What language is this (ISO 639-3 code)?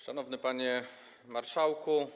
pol